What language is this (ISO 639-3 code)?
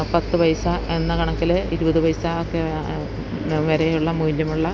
mal